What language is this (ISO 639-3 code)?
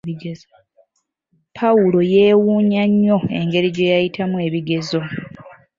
lug